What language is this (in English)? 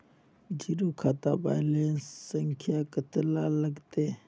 Magahi